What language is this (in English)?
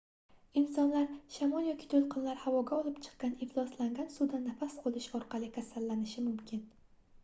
Uzbek